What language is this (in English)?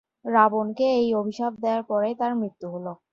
Bangla